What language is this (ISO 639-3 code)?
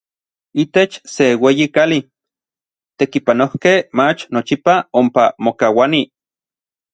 nlv